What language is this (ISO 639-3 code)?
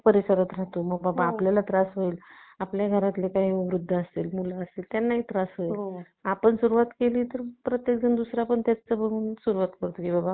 mar